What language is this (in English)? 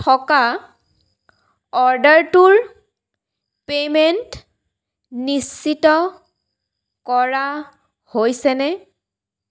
Assamese